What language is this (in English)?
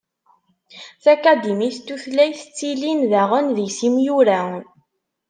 Kabyle